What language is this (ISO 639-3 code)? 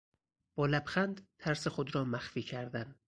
fas